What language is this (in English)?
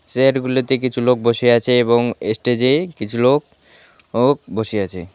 Bangla